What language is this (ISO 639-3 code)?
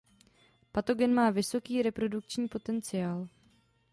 ces